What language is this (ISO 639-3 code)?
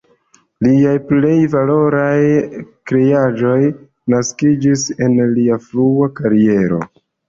epo